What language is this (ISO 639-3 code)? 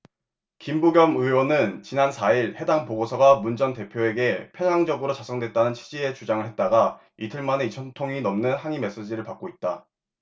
kor